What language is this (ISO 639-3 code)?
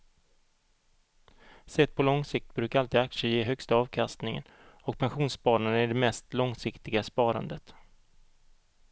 swe